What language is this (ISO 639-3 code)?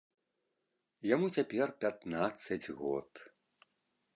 bel